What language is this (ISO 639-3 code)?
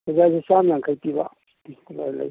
mni